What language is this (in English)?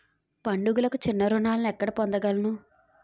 Telugu